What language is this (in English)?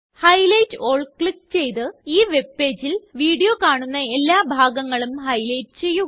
Malayalam